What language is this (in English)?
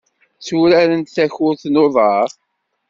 Kabyle